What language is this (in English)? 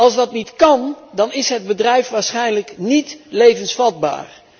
Dutch